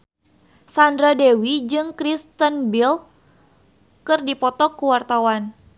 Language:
Sundanese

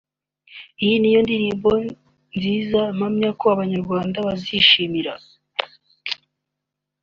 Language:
Kinyarwanda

